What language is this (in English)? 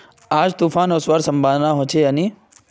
Magahi